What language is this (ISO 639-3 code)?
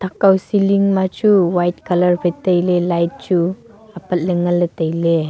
nnp